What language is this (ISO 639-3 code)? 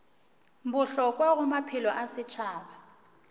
nso